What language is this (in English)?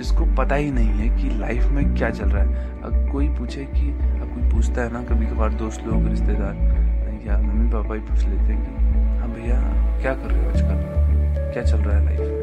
Hindi